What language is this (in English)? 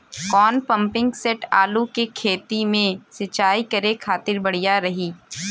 Bhojpuri